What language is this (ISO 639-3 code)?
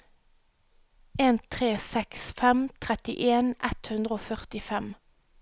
nor